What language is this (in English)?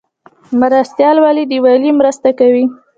Pashto